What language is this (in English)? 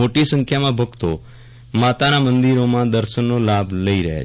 Gujarati